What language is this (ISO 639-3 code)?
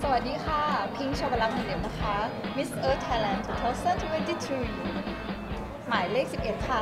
tha